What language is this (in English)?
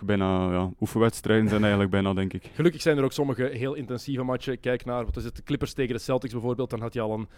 Dutch